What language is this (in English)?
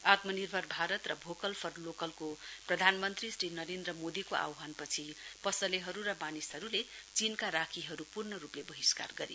Nepali